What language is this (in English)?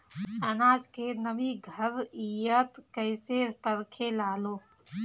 Bhojpuri